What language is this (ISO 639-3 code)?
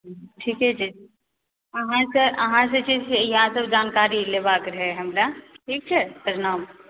mai